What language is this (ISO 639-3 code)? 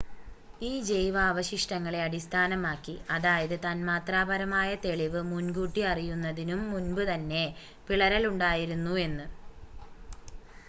mal